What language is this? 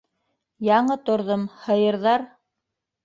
Bashkir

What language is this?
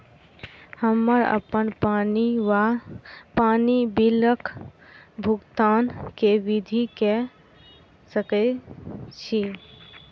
Maithili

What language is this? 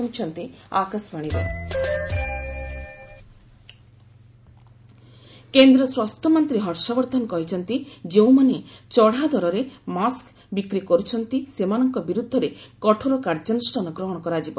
Odia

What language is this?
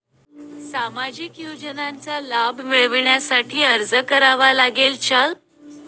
Marathi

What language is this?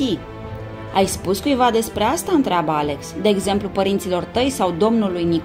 Romanian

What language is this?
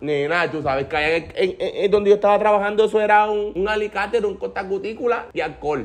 Spanish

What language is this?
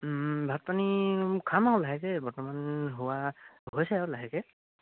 Assamese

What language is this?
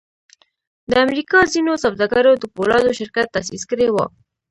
Pashto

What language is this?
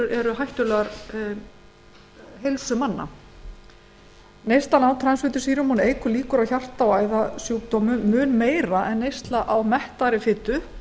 Icelandic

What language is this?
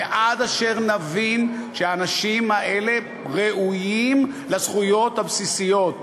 Hebrew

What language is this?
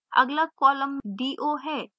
Hindi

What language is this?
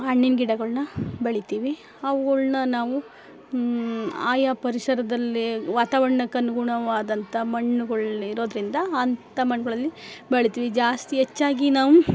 Kannada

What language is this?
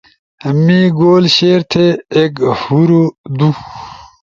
Ushojo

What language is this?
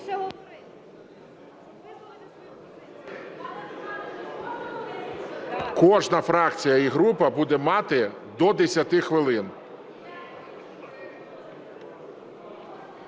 Ukrainian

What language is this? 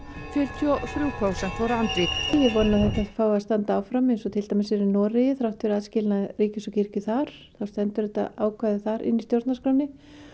Icelandic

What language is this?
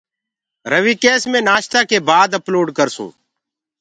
Gurgula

